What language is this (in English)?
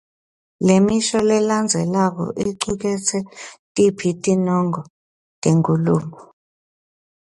Swati